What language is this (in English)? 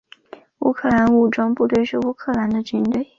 Chinese